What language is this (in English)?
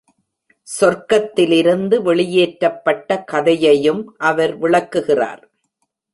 Tamil